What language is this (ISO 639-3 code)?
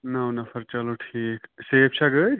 kas